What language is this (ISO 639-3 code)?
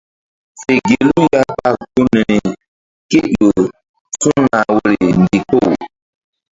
mdd